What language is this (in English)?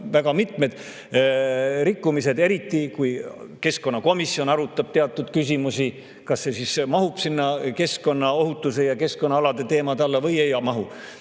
Estonian